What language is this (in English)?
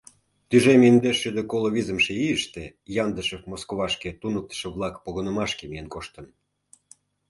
Mari